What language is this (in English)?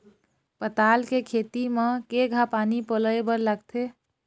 Chhattisgarhi